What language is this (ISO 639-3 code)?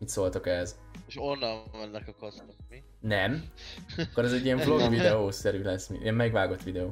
hun